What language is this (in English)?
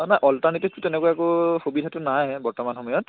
Assamese